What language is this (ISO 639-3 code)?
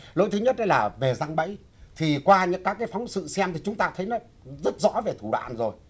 vie